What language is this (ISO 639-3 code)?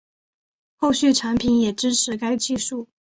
zho